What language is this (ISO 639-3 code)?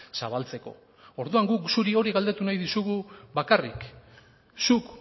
eus